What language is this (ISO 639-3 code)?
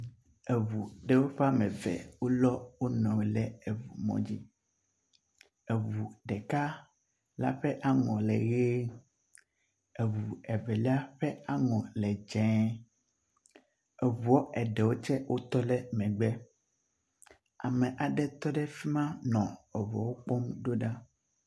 ewe